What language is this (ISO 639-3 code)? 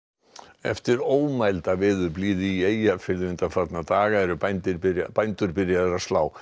isl